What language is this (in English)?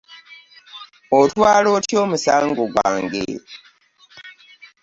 Ganda